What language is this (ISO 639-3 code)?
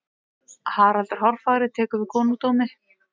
isl